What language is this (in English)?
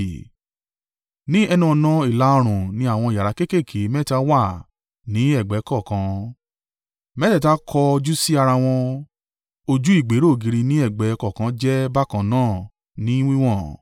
Yoruba